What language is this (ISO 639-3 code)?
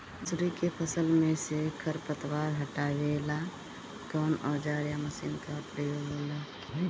bho